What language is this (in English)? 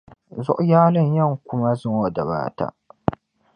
Dagbani